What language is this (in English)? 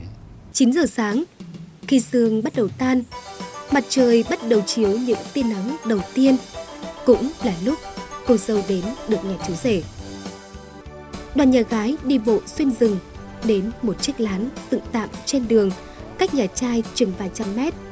Vietnamese